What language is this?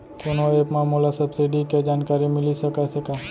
Chhattisgarhi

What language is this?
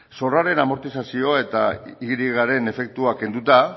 Basque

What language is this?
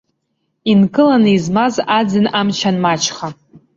Abkhazian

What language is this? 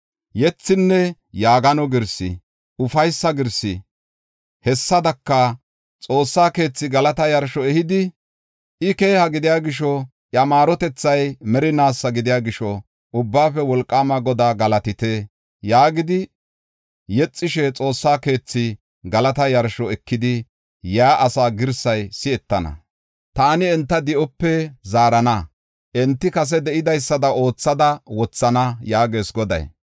Gofa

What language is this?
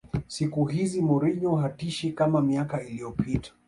Swahili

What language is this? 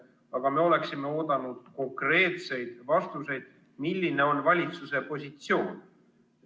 Estonian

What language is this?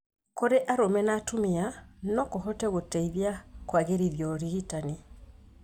Kikuyu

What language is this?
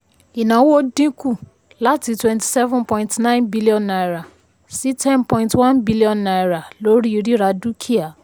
Yoruba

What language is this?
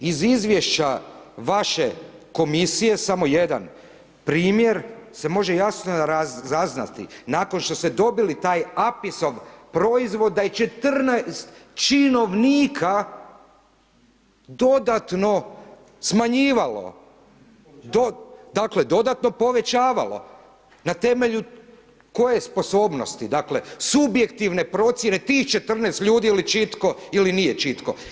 Croatian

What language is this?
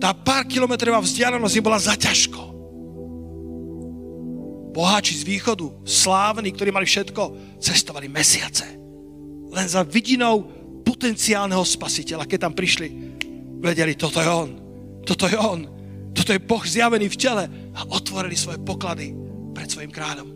Slovak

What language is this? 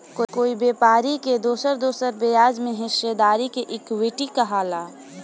Bhojpuri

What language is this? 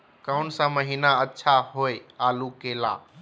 Magahi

